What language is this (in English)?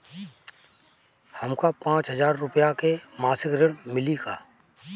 Bhojpuri